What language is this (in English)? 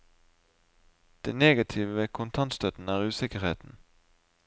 Norwegian